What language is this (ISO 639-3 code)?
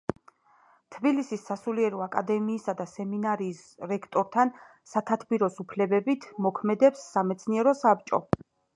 kat